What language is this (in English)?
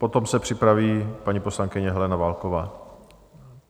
Czech